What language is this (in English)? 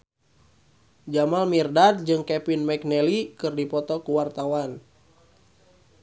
Sundanese